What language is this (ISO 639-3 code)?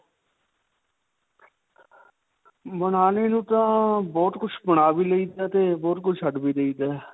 pan